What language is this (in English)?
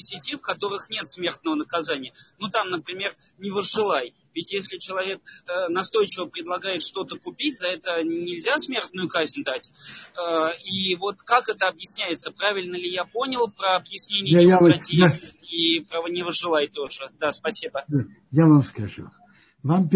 Russian